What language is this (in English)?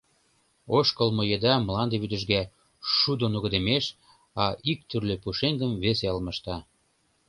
Mari